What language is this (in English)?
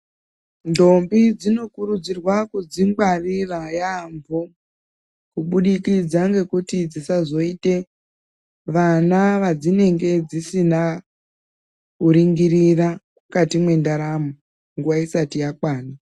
Ndau